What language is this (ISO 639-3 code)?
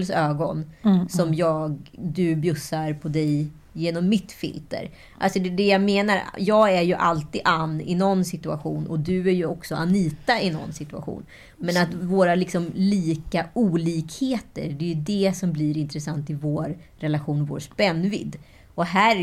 swe